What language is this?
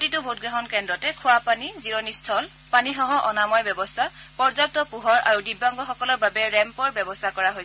Assamese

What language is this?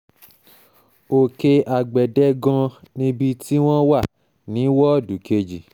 Yoruba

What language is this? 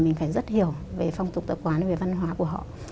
Vietnamese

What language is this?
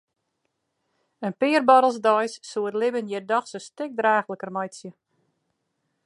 Western Frisian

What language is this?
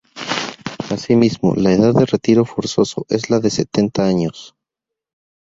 Spanish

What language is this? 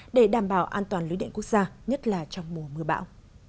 Vietnamese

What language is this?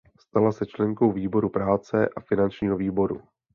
Czech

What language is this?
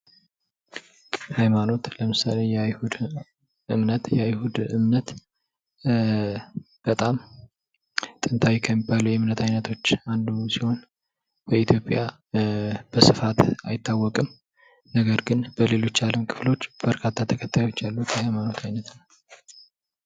Amharic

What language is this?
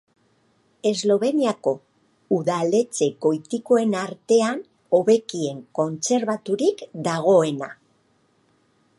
Basque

